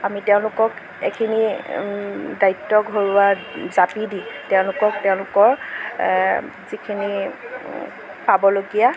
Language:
Assamese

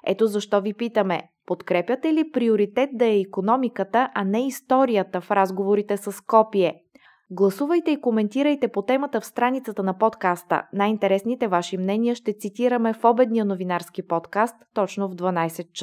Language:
Bulgarian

